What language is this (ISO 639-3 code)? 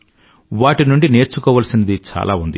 tel